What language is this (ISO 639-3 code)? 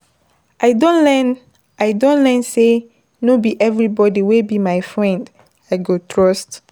pcm